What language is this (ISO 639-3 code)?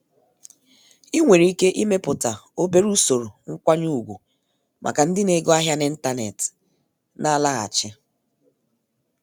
ibo